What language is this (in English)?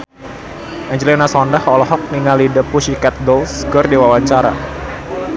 Sundanese